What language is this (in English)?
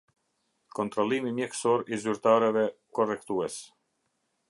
Albanian